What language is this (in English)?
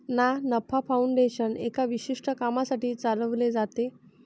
Marathi